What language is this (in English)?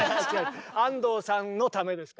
Japanese